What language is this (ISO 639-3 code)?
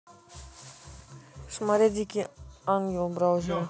rus